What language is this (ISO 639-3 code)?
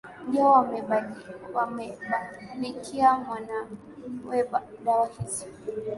swa